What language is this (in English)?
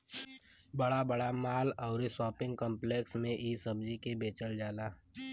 Bhojpuri